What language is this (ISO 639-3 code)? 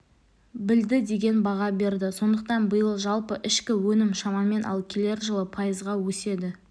kaz